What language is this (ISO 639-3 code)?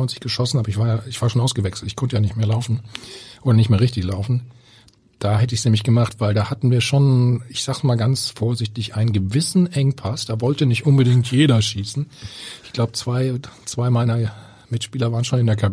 deu